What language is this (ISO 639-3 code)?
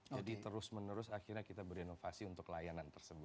ind